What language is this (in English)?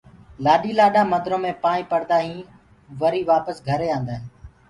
Gurgula